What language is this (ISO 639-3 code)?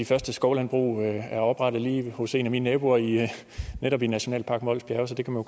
dan